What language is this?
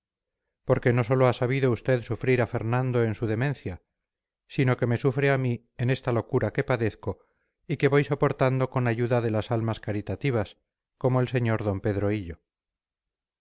Spanish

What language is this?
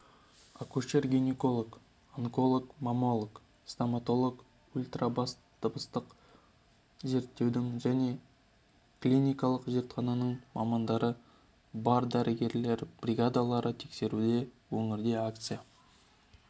Kazakh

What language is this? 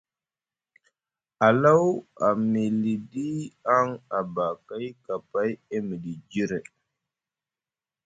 Musgu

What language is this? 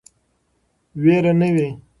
Pashto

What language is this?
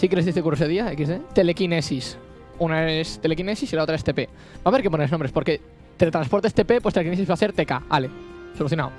Spanish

